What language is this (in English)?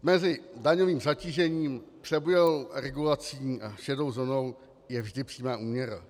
Czech